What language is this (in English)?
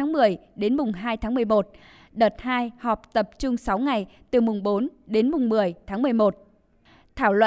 Vietnamese